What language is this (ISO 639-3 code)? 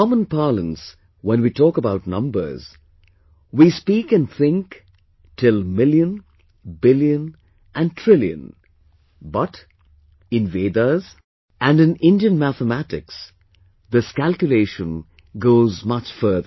eng